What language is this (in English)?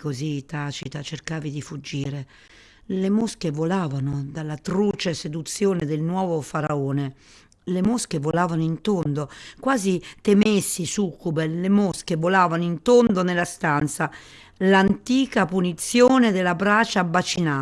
Italian